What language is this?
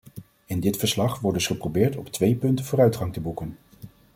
Dutch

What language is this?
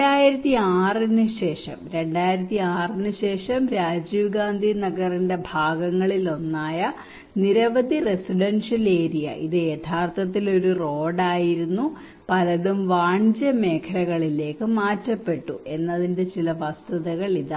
Malayalam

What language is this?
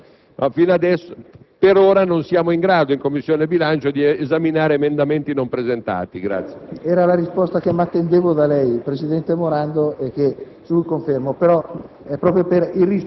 Italian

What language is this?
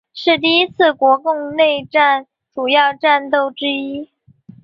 Chinese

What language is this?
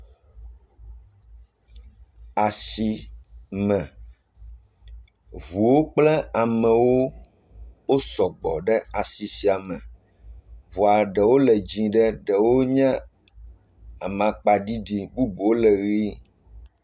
Ewe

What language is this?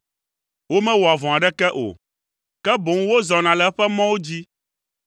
Ewe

